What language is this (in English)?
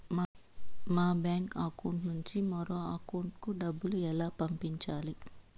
Telugu